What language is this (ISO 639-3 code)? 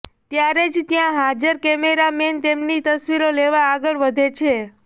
guj